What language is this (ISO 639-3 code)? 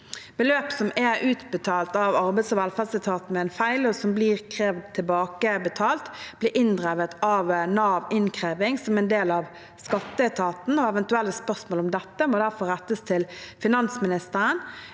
nor